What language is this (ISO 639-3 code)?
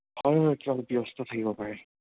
asm